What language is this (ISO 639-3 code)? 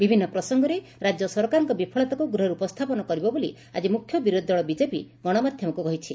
ori